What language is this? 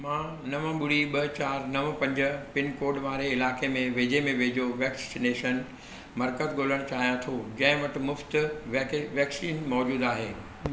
Sindhi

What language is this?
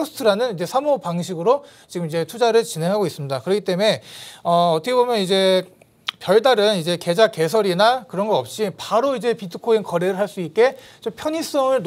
Korean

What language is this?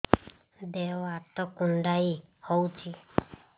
Odia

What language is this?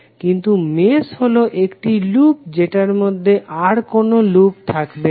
Bangla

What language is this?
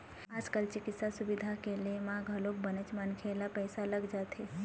Chhattisgarhi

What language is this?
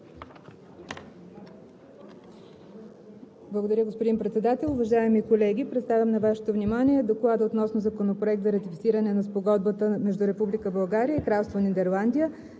Bulgarian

